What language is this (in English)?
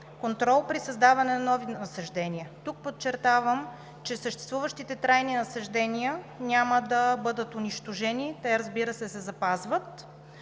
Bulgarian